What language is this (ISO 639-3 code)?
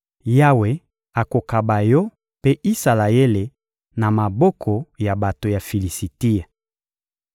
lin